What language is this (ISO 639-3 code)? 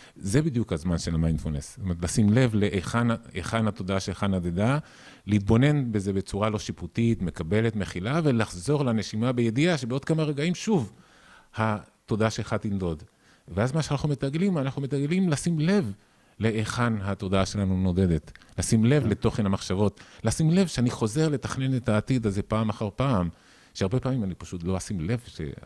heb